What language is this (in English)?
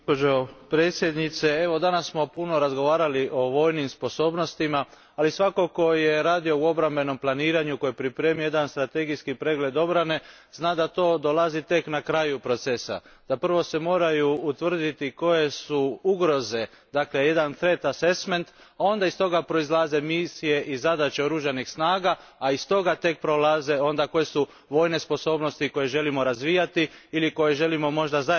Croatian